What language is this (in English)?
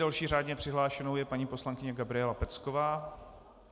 Czech